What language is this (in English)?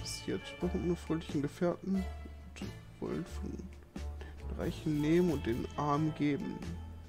German